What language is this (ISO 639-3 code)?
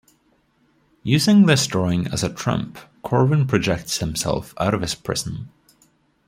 eng